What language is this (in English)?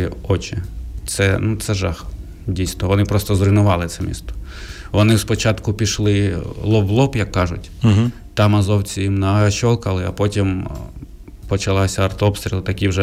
Ukrainian